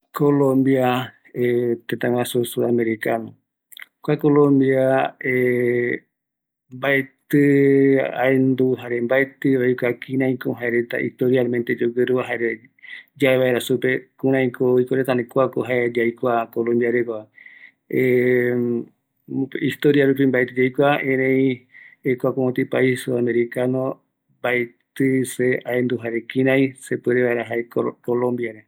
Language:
Eastern Bolivian Guaraní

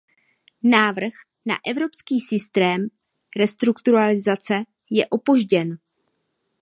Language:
Czech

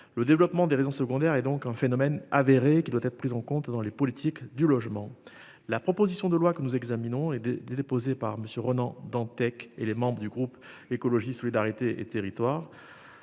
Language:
French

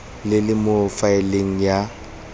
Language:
Tswana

